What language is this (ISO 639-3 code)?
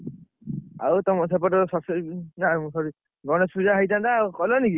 ori